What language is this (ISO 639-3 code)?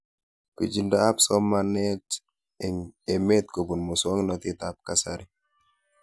kln